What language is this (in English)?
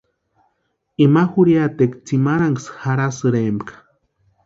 Western Highland Purepecha